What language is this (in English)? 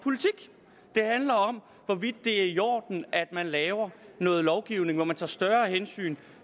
Danish